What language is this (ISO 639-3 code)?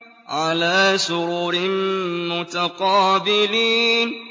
ara